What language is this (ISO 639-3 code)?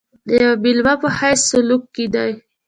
pus